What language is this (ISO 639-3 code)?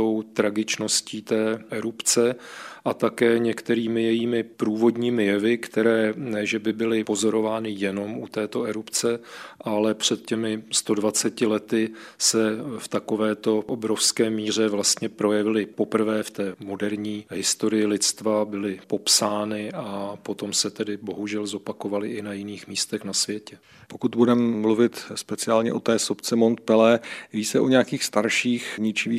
ces